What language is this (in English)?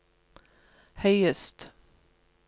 Norwegian